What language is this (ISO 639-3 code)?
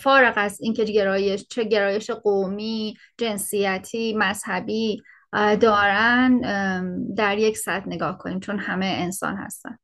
fas